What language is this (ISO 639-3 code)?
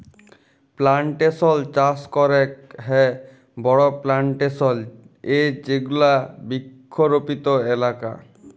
ben